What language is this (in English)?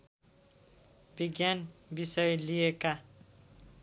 Nepali